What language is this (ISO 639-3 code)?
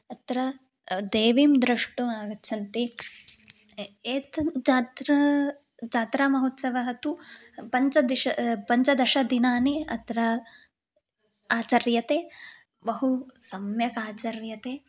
san